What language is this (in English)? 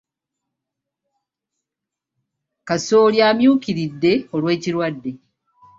Ganda